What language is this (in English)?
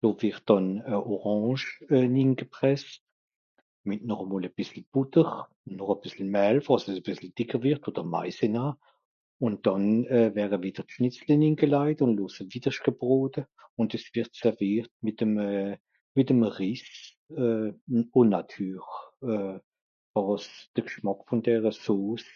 Swiss German